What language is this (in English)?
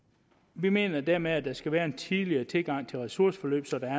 Danish